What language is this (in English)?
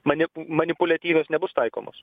Lithuanian